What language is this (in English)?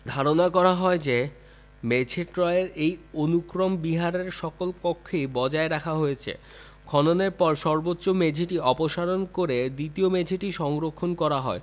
Bangla